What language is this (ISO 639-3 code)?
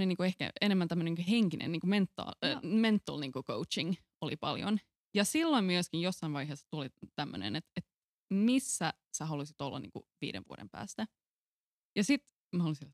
fin